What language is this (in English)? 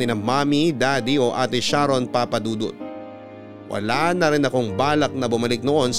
Filipino